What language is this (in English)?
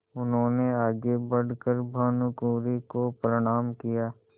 Hindi